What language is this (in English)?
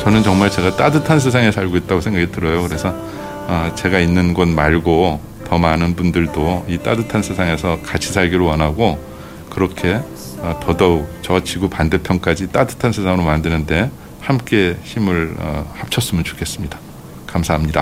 Korean